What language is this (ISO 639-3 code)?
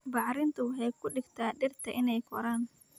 som